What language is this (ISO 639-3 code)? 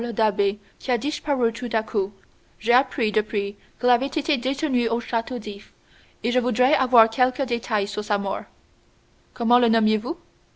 fra